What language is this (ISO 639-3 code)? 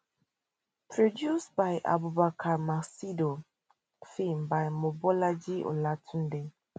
pcm